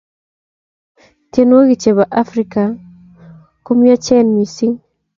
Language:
Kalenjin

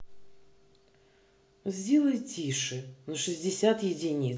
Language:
Russian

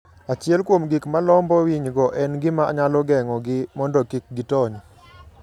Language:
Luo (Kenya and Tanzania)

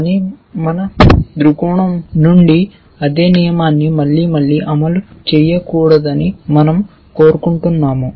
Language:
Telugu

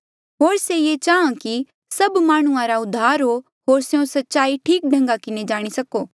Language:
Mandeali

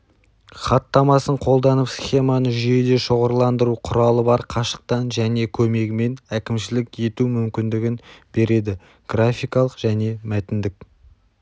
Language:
Kazakh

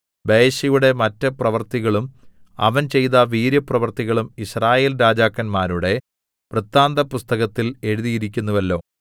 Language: Malayalam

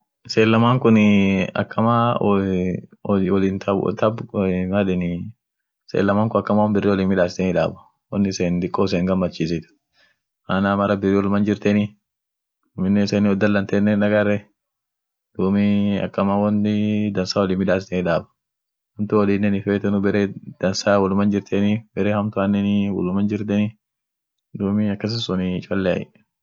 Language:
Orma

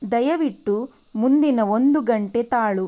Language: Kannada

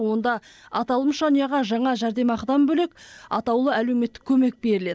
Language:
Kazakh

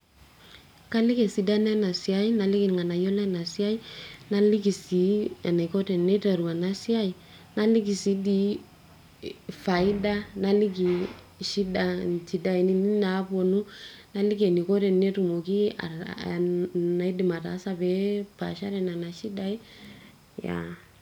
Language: Masai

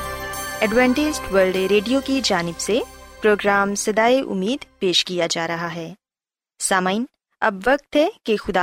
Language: Urdu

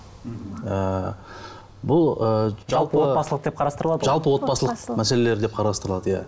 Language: Kazakh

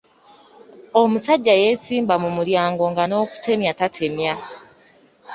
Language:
Ganda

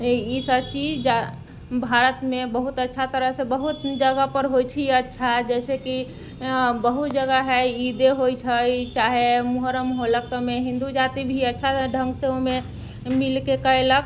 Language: Maithili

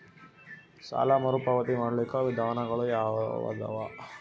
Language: Kannada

